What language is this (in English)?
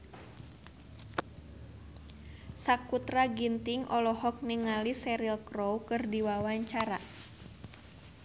Sundanese